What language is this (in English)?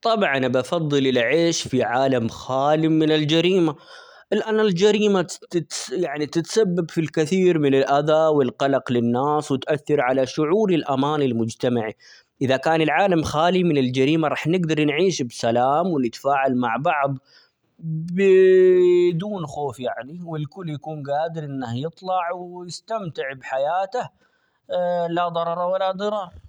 Omani Arabic